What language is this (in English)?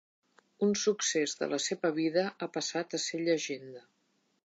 Catalan